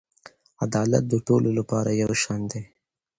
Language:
Pashto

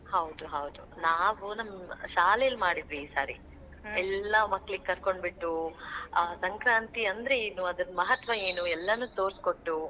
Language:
Kannada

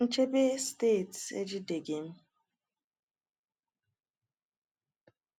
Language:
Igbo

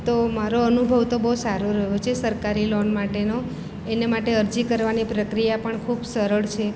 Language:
Gujarati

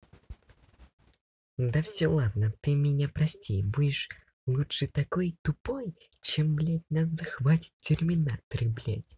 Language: Russian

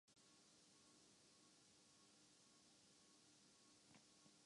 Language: Urdu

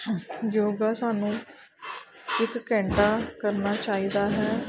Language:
Punjabi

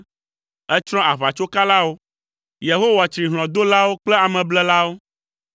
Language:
Ewe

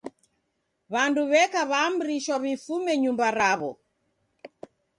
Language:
Taita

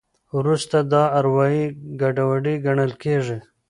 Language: Pashto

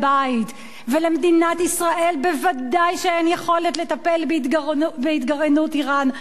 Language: Hebrew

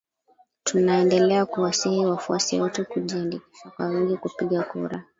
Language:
Swahili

